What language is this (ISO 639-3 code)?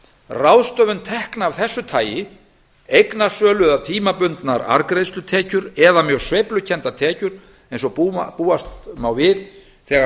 isl